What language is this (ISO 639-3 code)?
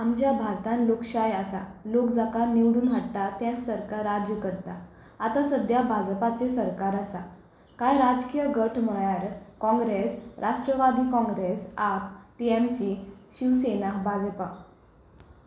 kok